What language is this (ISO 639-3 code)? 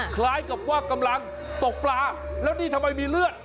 tha